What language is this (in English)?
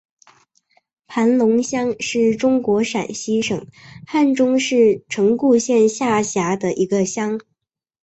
Chinese